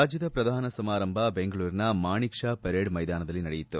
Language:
Kannada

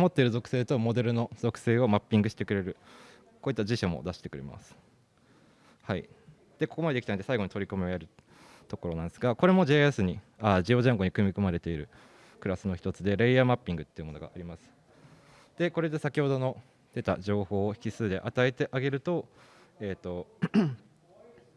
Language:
Japanese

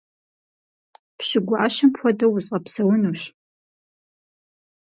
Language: Kabardian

